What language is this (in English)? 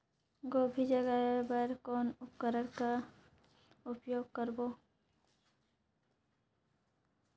Chhattisgarhi